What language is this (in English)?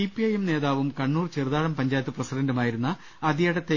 Malayalam